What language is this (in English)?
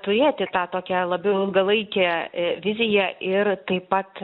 Lithuanian